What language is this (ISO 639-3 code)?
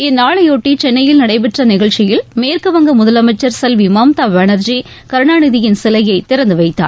tam